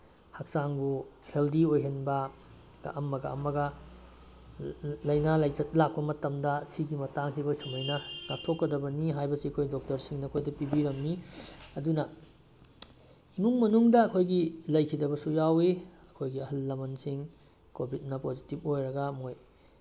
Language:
Manipuri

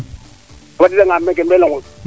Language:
Serer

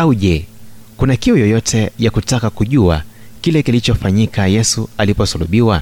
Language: Swahili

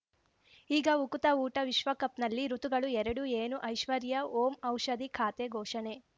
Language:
Kannada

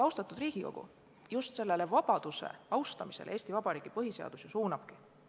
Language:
Estonian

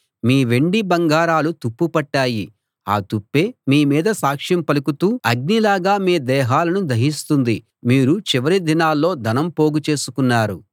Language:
Telugu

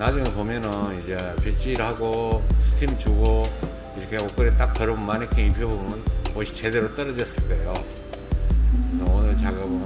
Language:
Korean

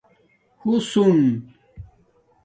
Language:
Domaaki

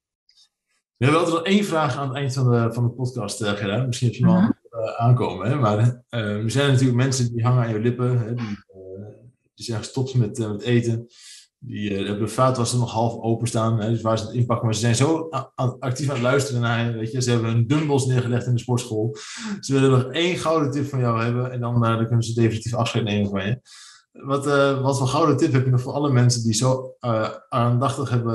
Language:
Dutch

